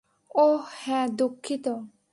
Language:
Bangla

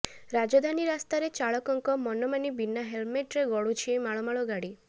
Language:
Odia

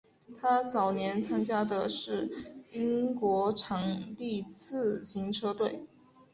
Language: Chinese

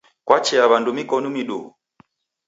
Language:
Taita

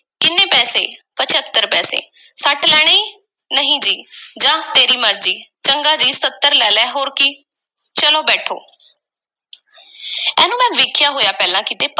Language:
Punjabi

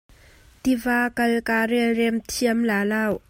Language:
Hakha Chin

